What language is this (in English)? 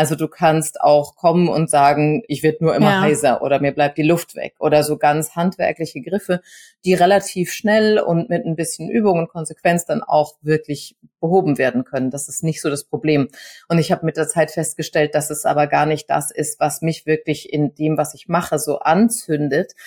German